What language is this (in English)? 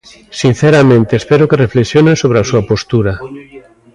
Galician